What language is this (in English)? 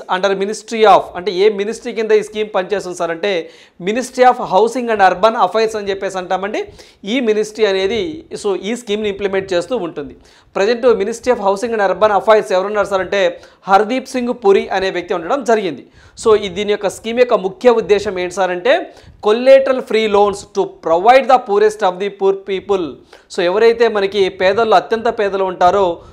Telugu